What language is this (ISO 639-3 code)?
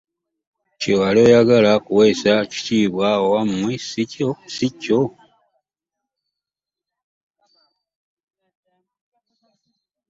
lug